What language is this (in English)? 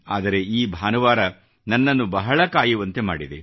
Kannada